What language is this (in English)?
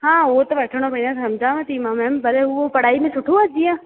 Sindhi